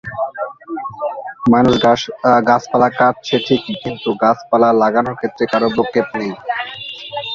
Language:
Bangla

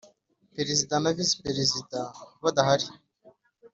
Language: Kinyarwanda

